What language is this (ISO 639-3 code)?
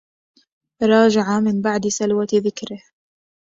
ara